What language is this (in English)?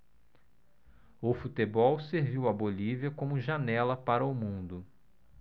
Portuguese